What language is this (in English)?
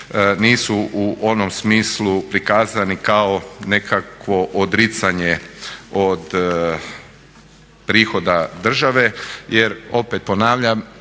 Croatian